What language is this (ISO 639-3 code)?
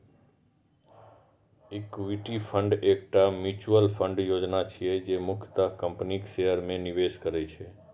mai